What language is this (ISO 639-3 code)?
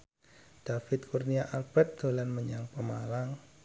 jav